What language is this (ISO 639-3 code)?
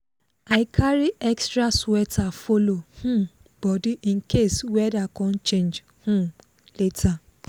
pcm